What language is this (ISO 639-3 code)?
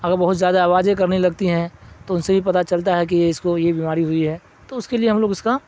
urd